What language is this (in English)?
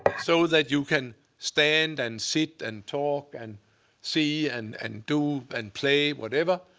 English